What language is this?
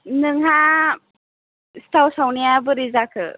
Bodo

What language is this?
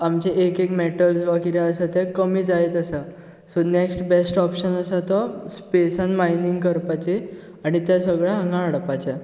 Konkani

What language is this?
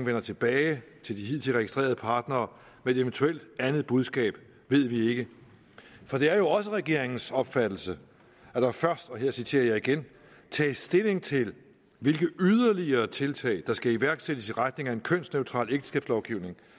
Danish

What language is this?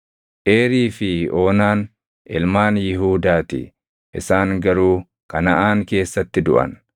Oromo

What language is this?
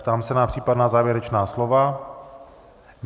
Czech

